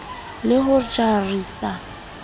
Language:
Southern Sotho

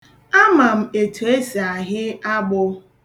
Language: Igbo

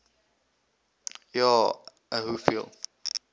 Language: Afrikaans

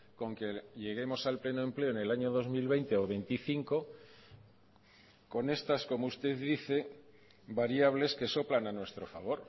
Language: Spanish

